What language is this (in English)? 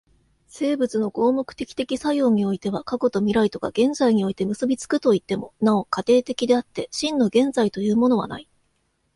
Japanese